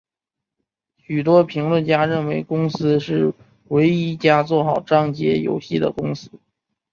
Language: Chinese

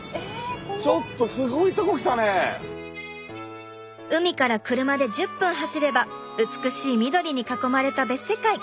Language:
Japanese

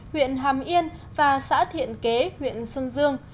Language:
Vietnamese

